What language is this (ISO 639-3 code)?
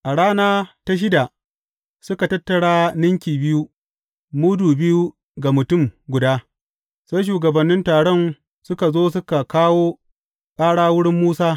hau